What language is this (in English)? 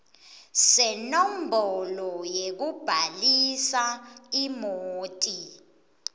Swati